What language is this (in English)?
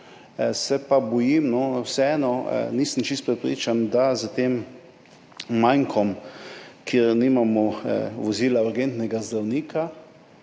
Slovenian